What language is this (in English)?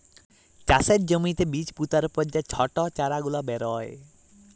Bangla